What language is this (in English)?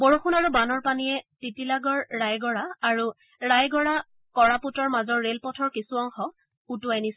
Assamese